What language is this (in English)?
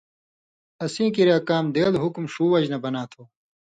Indus Kohistani